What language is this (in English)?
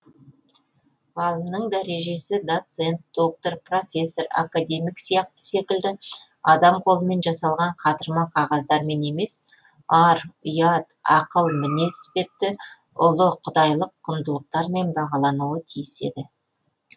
Kazakh